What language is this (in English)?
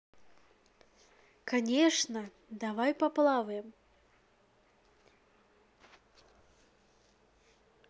Russian